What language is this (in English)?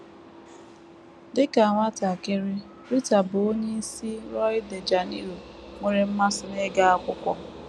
Igbo